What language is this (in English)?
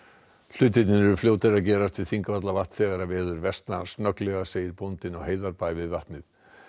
Icelandic